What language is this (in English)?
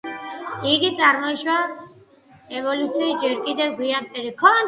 Georgian